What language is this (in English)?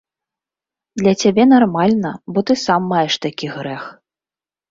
Belarusian